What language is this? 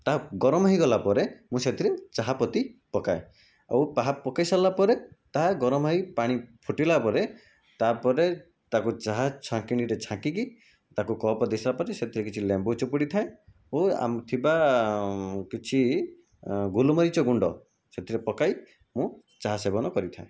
Odia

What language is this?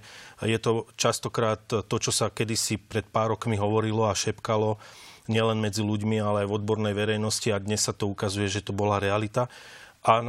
Slovak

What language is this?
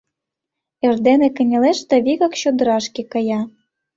Mari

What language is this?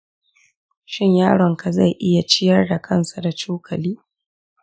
Hausa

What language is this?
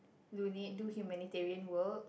English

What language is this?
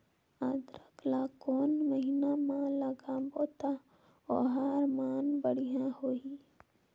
Chhattisgarhi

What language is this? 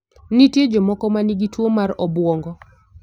Luo (Kenya and Tanzania)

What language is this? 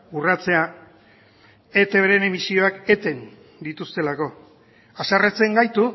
Basque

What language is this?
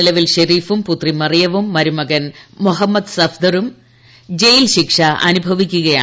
Malayalam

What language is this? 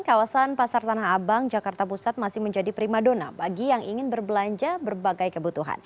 Indonesian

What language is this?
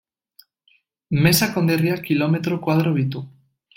Basque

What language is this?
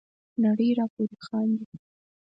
Pashto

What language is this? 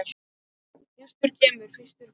Icelandic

